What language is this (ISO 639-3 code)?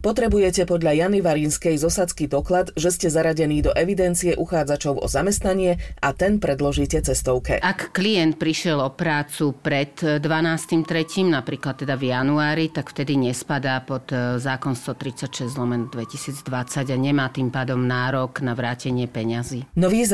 slk